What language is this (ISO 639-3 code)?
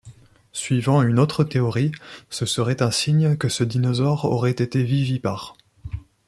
fra